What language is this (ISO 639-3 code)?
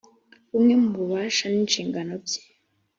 kin